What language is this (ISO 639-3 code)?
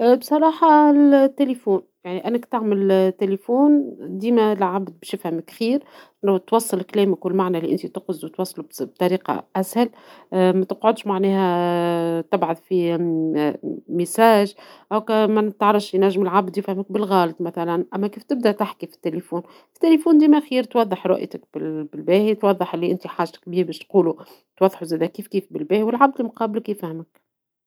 aeb